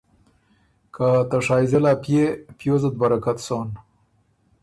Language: Ormuri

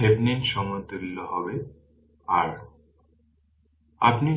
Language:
Bangla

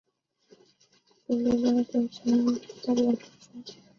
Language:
Chinese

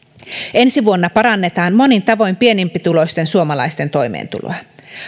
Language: Finnish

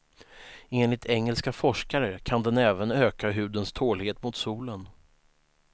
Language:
Swedish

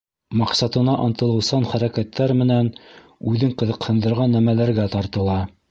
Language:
Bashkir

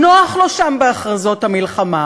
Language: Hebrew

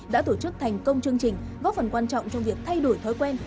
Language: Vietnamese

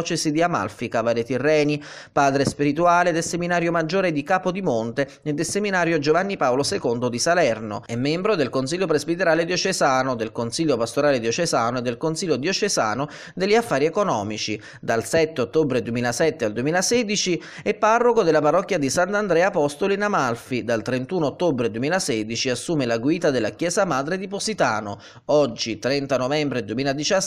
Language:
Italian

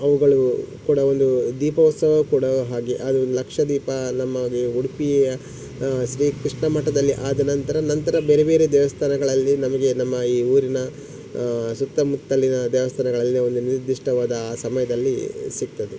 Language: Kannada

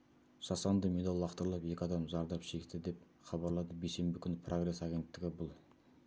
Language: Kazakh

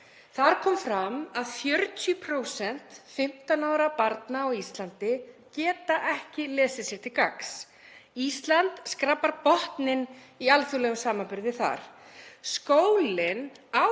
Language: Icelandic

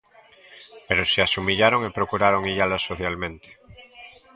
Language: Galician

